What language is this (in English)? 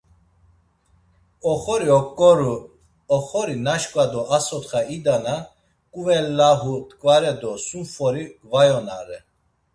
Laz